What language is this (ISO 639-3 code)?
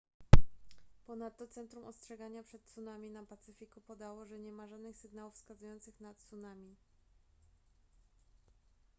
pol